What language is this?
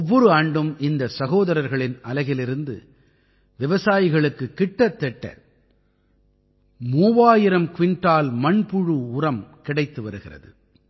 Tamil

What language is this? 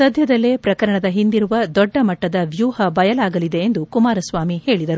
Kannada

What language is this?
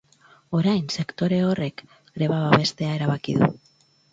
Basque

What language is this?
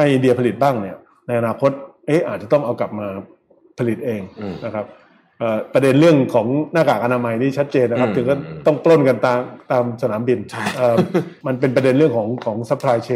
Thai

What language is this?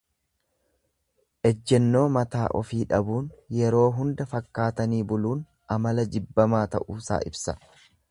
Oromo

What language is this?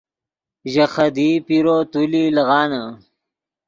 Yidgha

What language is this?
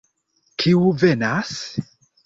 Esperanto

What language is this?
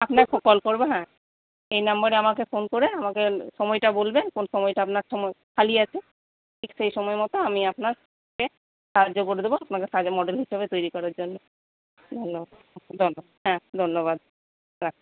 Bangla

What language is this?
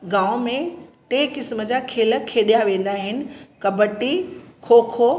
Sindhi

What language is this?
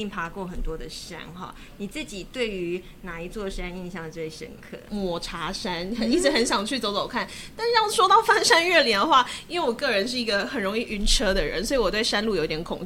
Chinese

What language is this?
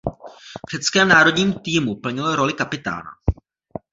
Czech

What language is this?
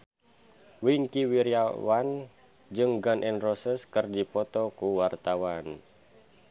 Sundanese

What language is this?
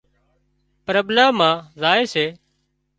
Wadiyara Koli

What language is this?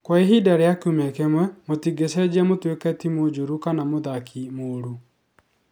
Kikuyu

